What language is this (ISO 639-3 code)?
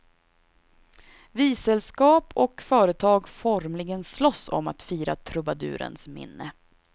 swe